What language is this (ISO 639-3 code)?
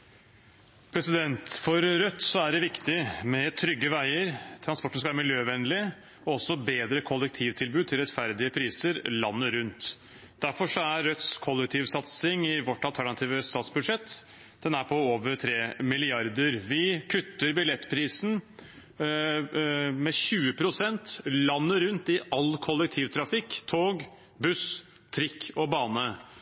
nor